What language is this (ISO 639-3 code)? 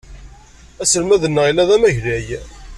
kab